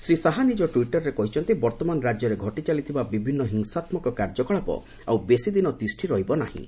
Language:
Odia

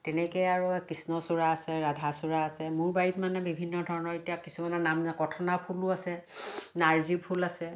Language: Assamese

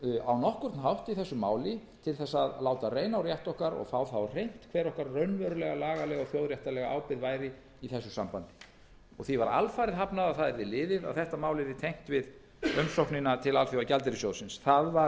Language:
Icelandic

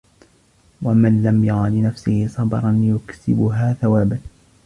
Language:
Arabic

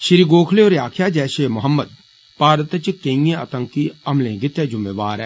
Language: Dogri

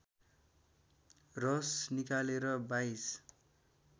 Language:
Nepali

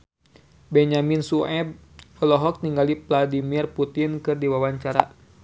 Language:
Sundanese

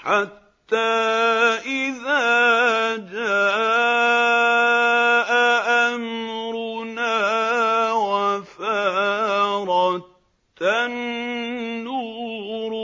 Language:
Arabic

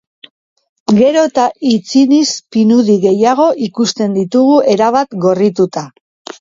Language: Basque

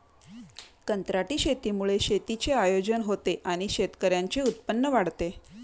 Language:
Marathi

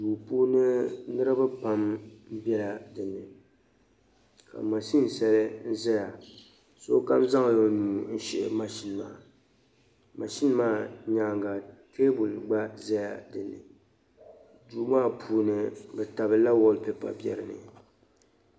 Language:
Dagbani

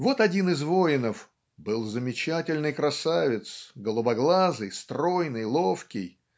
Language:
Russian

